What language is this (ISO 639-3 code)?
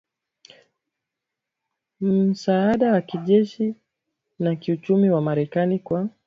swa